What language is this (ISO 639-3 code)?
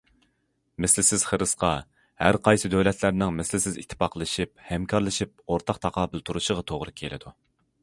uig